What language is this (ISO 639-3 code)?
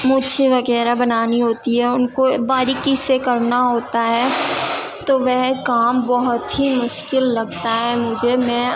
urd